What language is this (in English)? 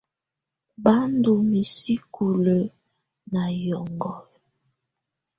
Tunen